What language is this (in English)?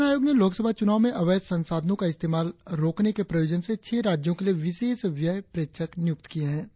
Hindi